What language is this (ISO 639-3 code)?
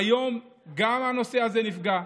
heb